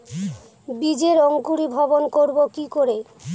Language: Bangla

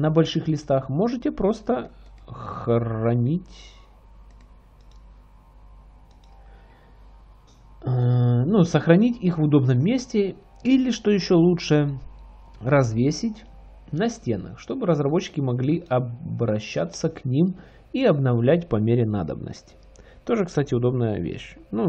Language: Russian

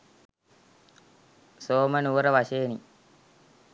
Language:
Sinhala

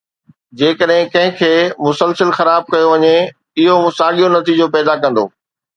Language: Sindhi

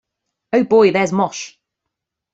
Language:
English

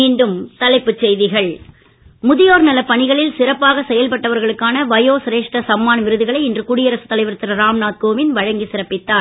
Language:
Tamil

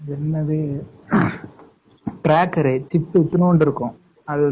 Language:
Tamil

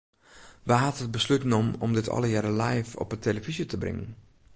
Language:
Western Frisian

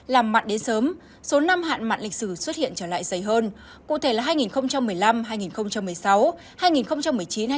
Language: Vietnamese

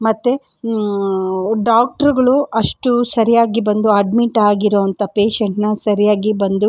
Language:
Kannada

